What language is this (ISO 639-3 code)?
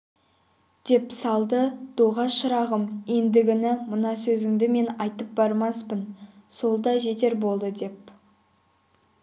kaz